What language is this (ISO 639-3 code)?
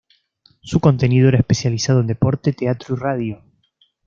spa